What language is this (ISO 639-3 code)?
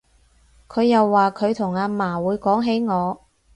yue